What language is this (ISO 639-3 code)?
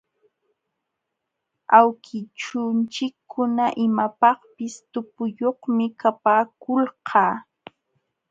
qxw